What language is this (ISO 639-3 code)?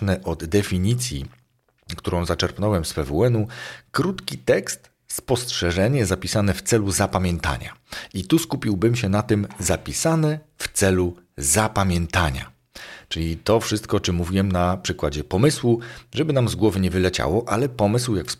pol